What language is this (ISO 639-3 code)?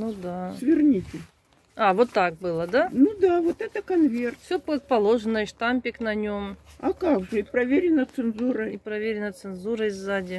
rus